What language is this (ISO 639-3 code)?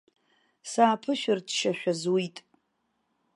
abk